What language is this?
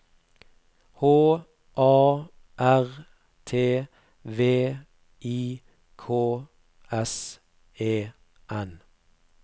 Norwegian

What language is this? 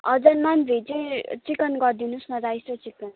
Nepali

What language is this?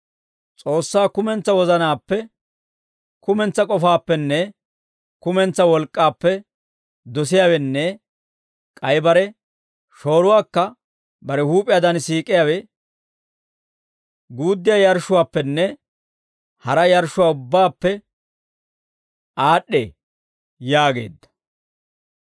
Dawro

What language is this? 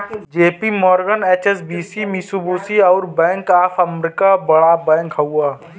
Bhojpuri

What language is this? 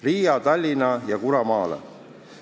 Estonian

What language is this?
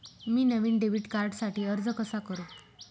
Marathi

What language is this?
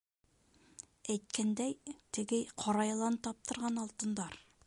Bashkir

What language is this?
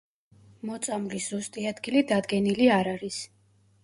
Georgian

